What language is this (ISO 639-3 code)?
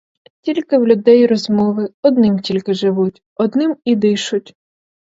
ukr